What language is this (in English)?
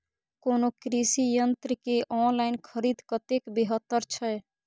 Maithili